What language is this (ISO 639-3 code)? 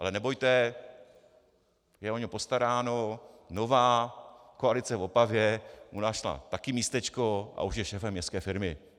ces